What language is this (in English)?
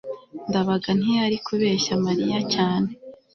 Kinyarwanda